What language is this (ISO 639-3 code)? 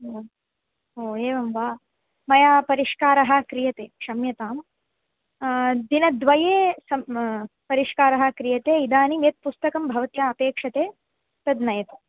san